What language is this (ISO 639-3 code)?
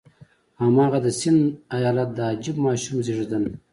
pus